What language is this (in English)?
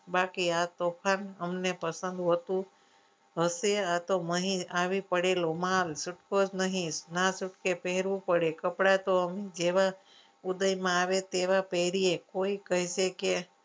Gujarati